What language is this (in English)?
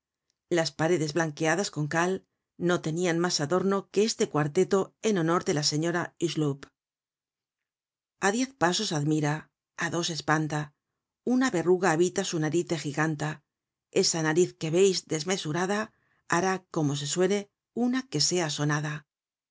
Spanish